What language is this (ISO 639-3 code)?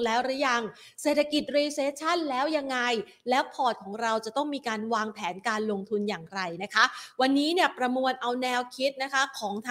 tha